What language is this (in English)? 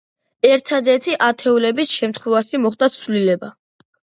Georgian